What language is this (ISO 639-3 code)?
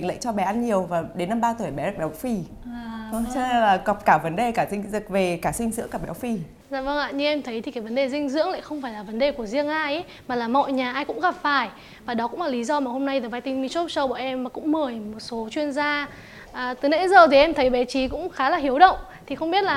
vie